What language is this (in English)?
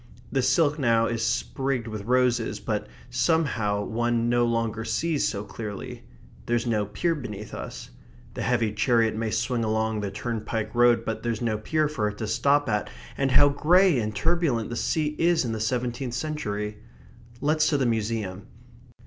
English